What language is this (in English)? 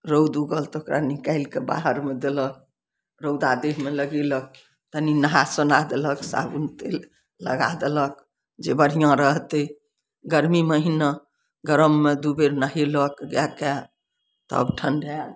Maithili